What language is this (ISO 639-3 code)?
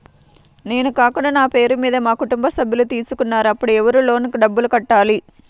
tel